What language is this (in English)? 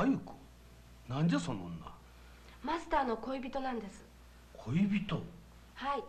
Japanese